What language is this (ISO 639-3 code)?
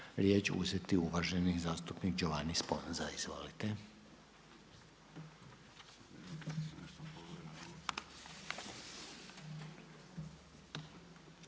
hrv